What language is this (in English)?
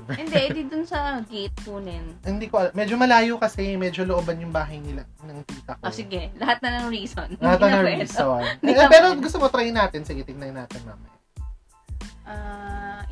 Filipino